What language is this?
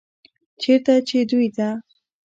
Pashto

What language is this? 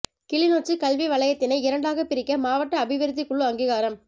Tamil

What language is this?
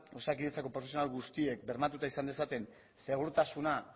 Basque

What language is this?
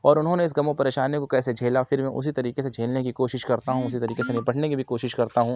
Urdu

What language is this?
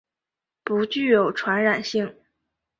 Chinese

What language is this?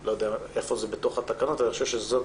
Hebrew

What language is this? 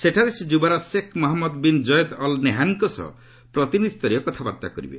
Odia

